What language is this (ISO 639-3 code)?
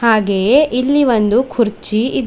kan